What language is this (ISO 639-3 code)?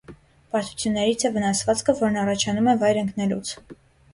hye